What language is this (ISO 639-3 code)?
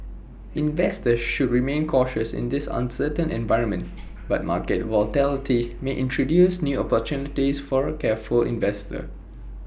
eng